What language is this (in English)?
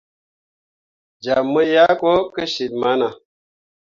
Mundang